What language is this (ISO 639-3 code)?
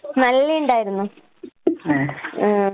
mal